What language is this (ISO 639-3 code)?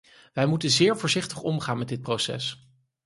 nld